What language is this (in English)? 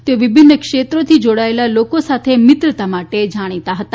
Gujarati